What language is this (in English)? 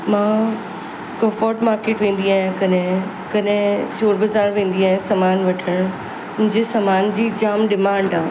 Sindhi